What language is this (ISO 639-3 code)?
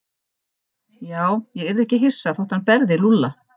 isl